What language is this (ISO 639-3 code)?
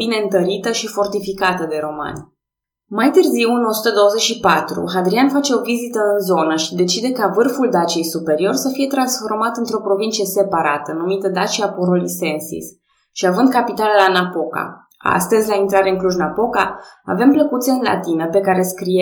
ron